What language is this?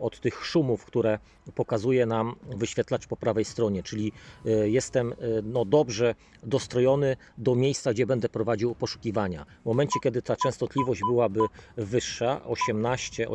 Polish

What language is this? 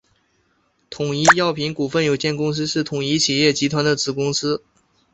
Chinese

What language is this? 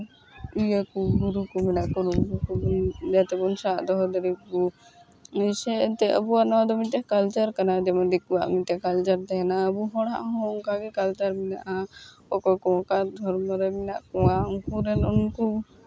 Santali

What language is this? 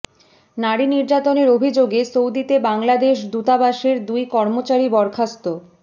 Bangla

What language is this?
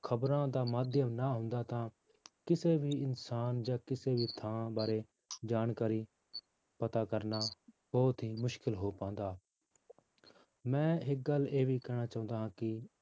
Punjabi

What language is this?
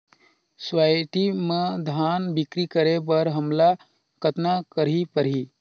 Chhattisgarhi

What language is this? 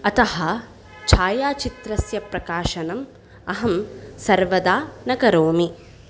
Sanskrit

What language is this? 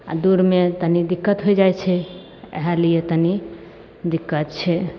Maithili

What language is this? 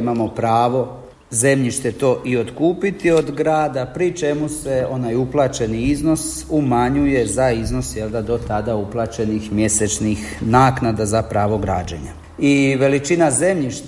Croatian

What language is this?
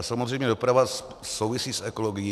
Czech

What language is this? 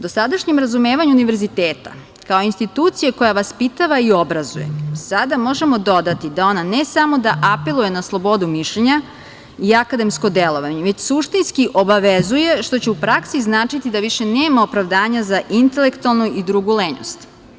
Serbian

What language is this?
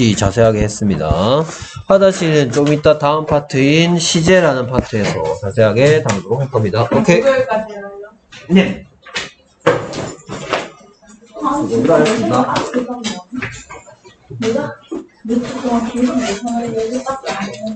Korean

